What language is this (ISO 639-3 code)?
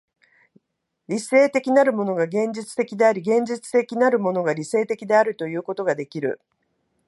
jpn